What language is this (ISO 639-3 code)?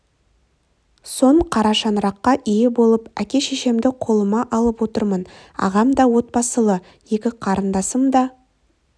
kaz